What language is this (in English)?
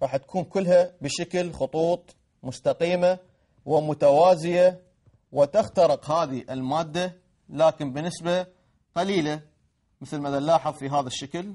Arabic